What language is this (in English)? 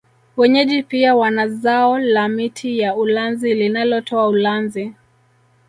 Swahili